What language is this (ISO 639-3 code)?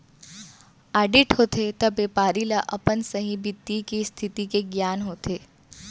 hne